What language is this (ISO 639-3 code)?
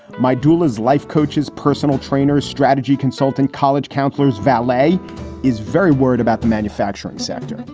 eng